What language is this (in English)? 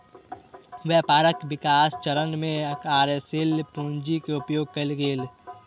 Maithili